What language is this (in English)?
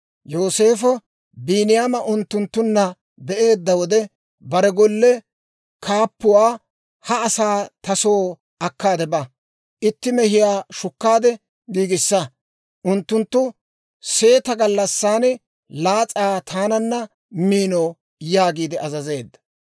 Dawro